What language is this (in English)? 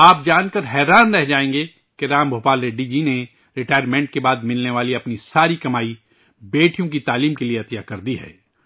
Urdu